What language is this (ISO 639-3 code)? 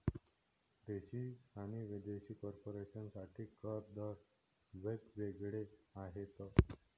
mar